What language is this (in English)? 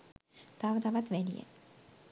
Sinhala